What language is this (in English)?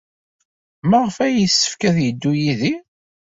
Kabyle